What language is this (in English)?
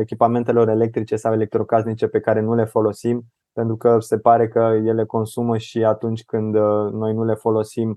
Romanian